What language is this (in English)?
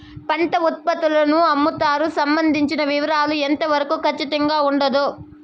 Telugu